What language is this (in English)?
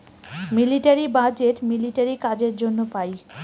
Bangla